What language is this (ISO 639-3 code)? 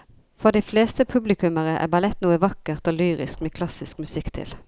nor